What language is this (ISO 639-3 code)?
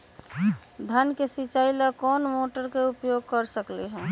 mag